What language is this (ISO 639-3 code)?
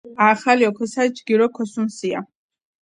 kat